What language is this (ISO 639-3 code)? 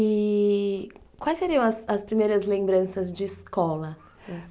por